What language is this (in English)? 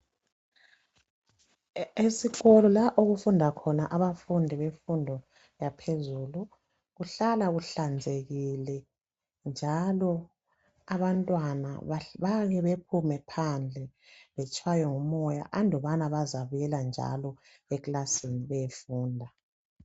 North Ndebele